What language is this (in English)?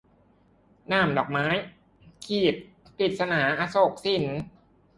Thai